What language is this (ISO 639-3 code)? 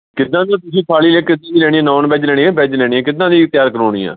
pan